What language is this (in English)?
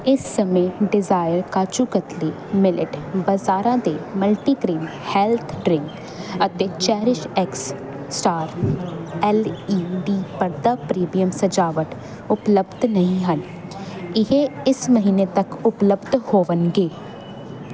Punjabi